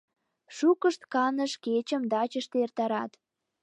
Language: Mari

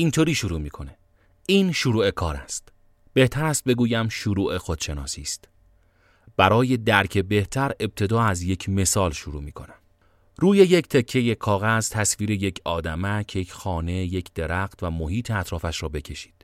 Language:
Persian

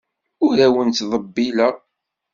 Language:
Kabyle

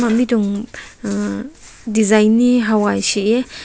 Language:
Rongmei Naga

